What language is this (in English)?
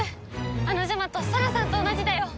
Japanese